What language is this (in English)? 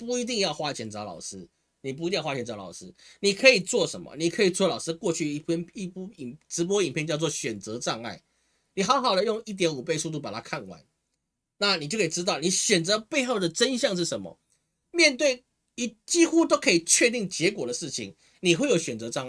Chinese